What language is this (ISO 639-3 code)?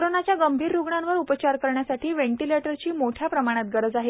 mar